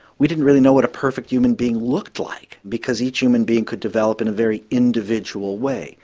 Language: English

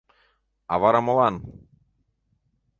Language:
Mari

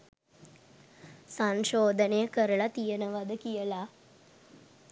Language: Sinhala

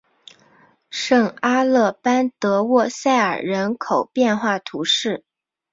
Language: Chinese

